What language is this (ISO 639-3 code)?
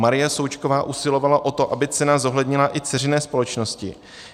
ces